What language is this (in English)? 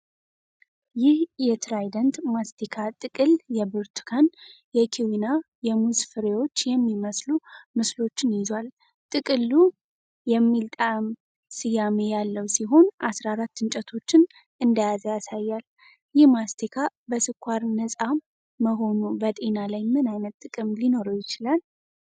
Amharic